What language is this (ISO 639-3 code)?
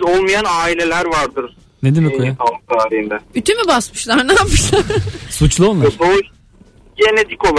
tur